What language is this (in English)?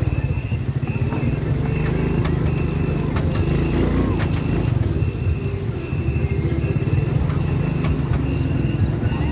Vietnamese